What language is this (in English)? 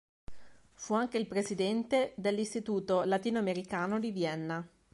Italian